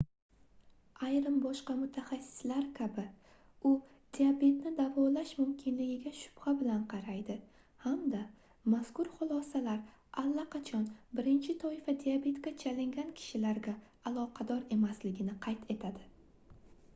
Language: Uzbek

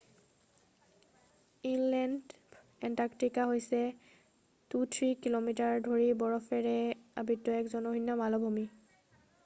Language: Assamese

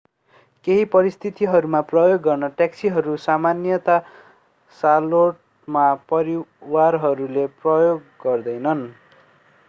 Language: Nepali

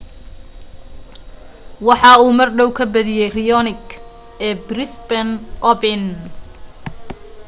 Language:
Somali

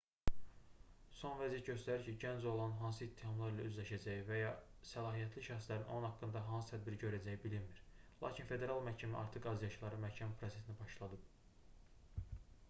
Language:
Azerbaijani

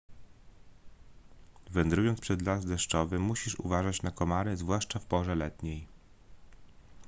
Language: Polish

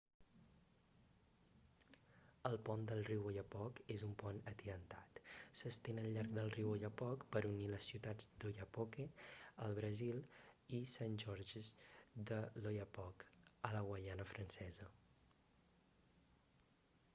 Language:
Catalan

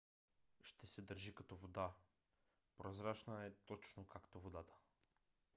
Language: Bulgarian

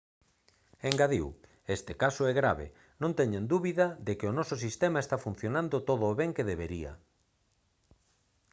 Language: Galician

